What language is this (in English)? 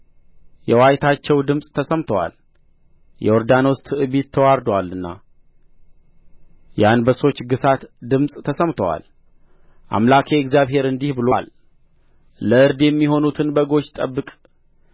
Amharic